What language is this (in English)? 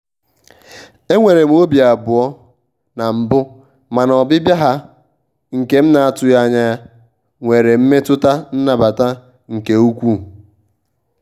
Igbo